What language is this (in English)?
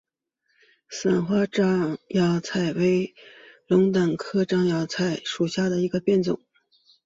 Chinese